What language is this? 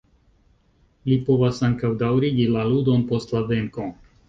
Esperanto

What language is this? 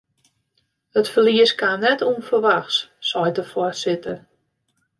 Western Frisian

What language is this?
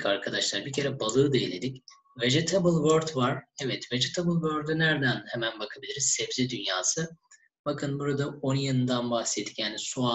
Turkish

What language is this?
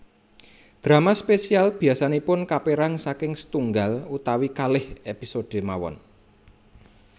Javanese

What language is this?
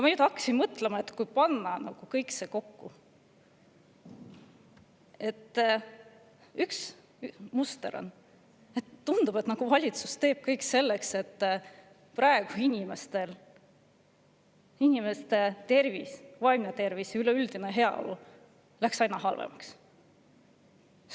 Estonian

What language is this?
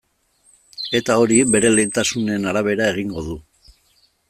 Basque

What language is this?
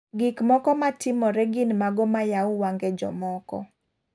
Luo (Kenya and Tanzania)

